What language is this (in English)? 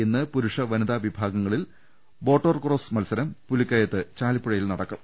Malayalam